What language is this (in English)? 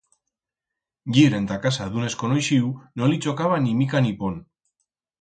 Aragonese